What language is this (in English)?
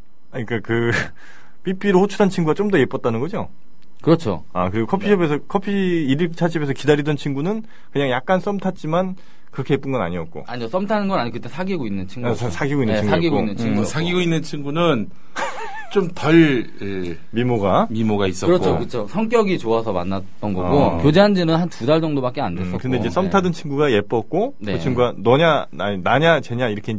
Korean